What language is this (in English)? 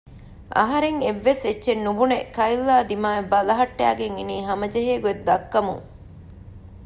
Divehi